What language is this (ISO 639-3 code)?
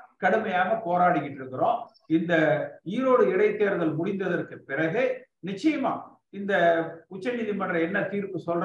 tam